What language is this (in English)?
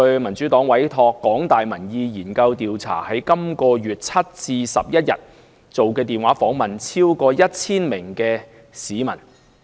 Cantonese